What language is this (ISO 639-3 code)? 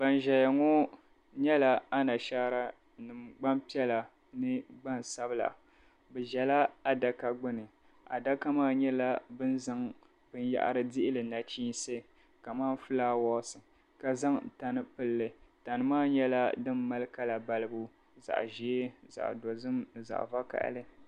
dag